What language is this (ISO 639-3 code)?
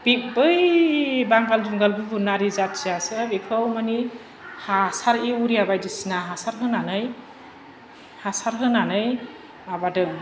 brx